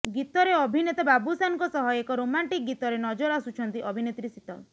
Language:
Odia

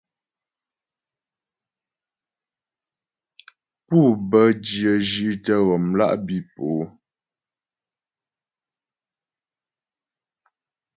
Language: Ghomala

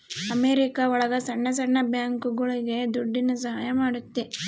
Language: Kannada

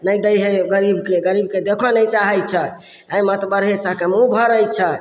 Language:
Maithili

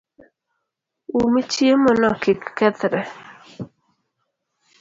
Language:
Luo (Kenya and Tanzania)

